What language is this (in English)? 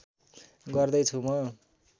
Nepali